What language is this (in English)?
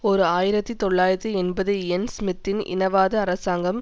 Tamil